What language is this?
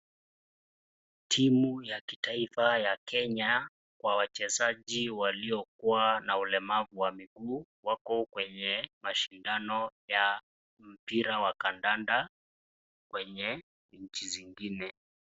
Swahili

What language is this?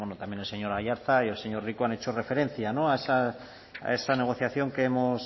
Spanish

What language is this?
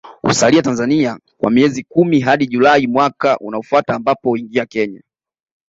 Swahili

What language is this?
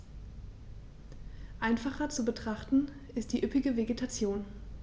German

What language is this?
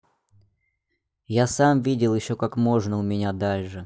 Russian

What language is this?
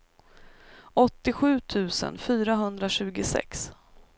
Swedish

